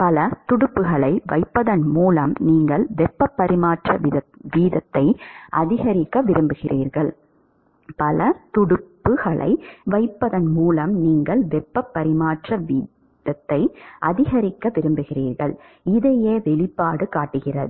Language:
Tamil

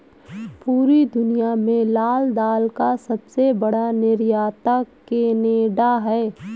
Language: Hindi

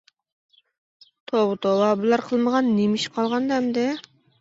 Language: Uyghur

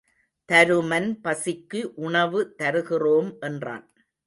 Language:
Tamil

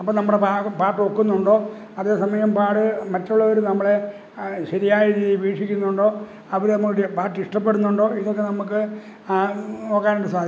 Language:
Malayalam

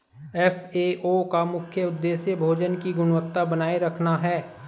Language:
Hindi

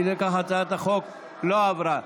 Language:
Hebrew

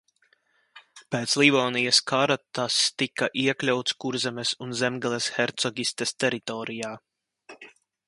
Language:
Latvian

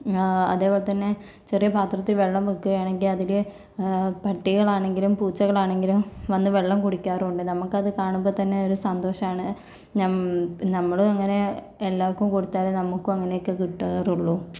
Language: Malayalam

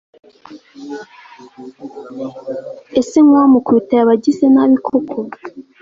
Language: Kinyarwanda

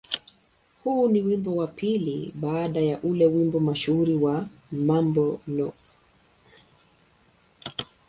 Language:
Swahili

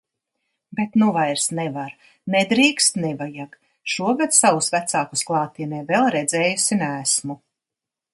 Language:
Latvian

